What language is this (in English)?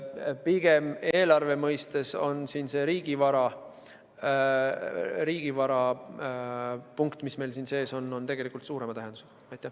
Estonian